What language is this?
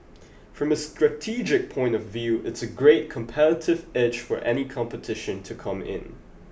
English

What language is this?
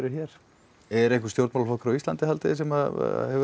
Icelandic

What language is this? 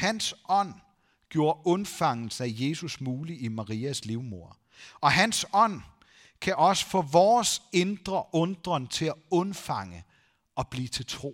Danish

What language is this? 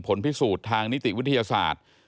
Thai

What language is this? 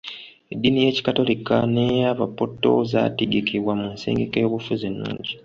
Ganda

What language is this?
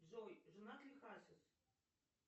Russian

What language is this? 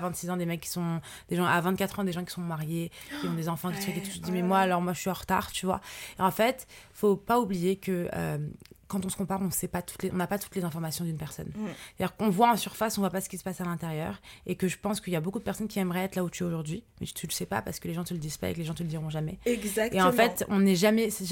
French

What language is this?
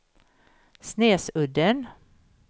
Swedish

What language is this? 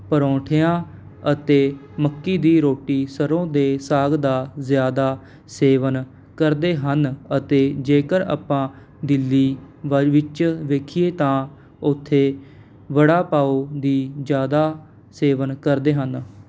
Punjabi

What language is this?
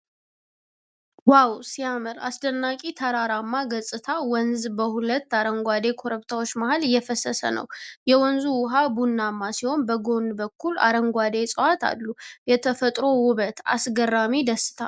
Amharic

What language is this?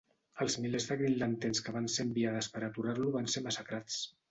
Catalan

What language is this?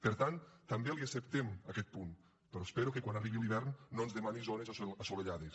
Catalan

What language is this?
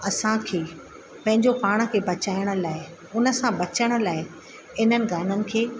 Sindhi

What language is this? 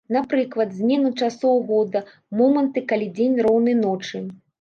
Belarusian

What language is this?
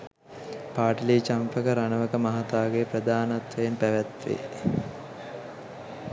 Sinhala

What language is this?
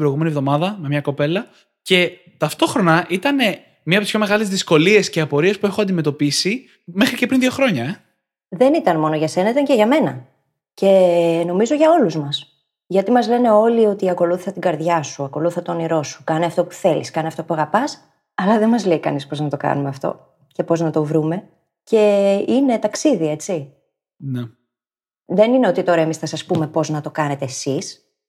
Greek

